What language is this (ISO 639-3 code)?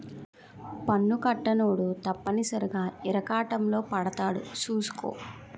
tel